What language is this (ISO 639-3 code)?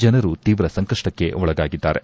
kan